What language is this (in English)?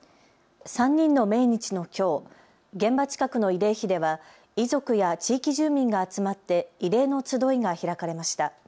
Japanese